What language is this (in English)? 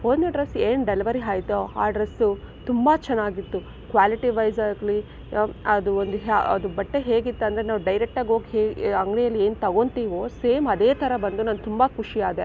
Kannada